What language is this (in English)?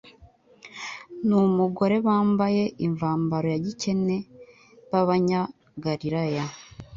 Kinyarwanda